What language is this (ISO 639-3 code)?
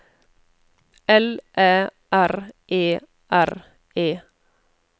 nor